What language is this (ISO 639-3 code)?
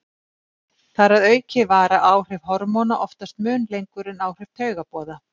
isl